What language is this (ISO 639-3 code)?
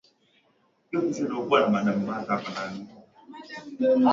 swa